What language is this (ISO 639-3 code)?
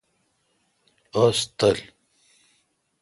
xka